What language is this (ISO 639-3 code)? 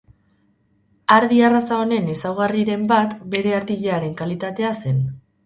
eus